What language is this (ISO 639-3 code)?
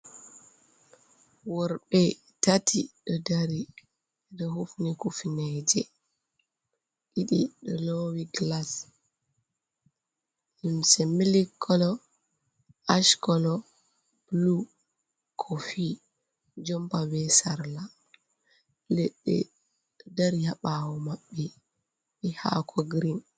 ful